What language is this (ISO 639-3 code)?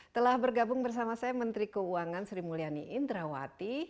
ind